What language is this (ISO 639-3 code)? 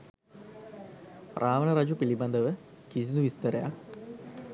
sin